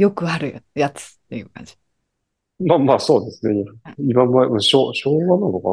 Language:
Japanese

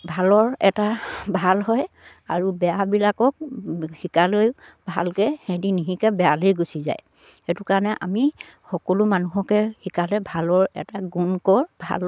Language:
Assamese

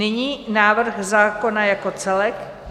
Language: Czech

